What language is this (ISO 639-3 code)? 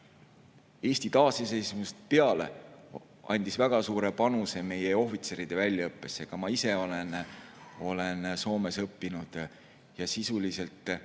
est